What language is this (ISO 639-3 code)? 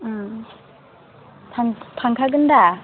brx